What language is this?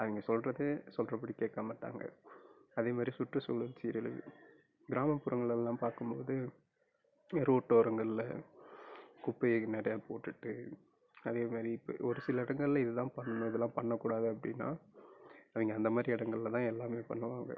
Tamil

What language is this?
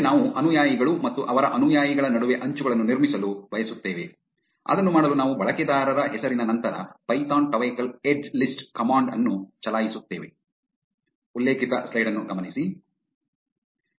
Kannada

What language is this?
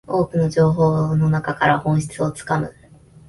Japanese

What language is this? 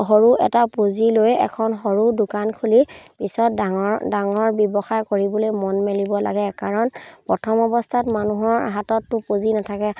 Assamese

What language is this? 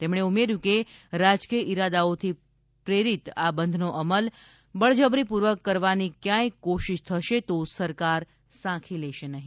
Gujarati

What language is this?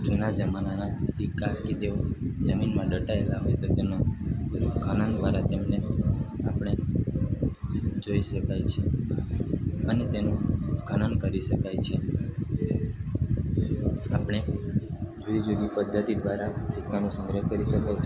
Gujarati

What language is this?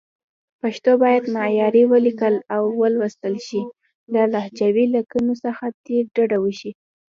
Pashto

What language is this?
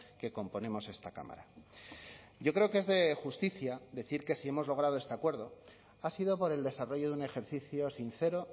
Spanish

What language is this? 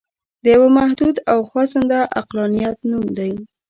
Pashto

